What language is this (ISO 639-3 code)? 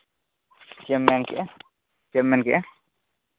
sat